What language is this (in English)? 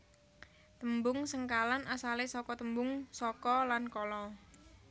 Javanese